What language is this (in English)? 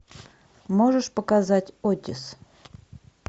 Russian